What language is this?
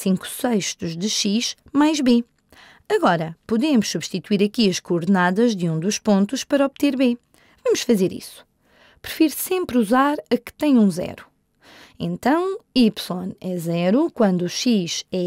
Portuguese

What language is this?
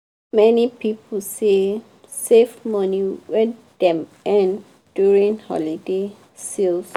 Nigerian Pidgin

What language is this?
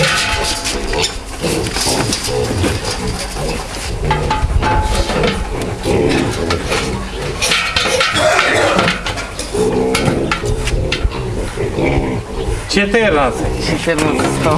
Russian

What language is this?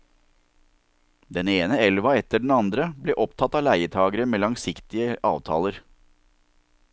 Norwegian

